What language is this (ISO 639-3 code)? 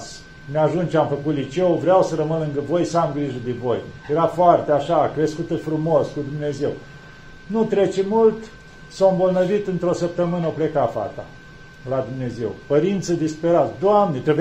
ron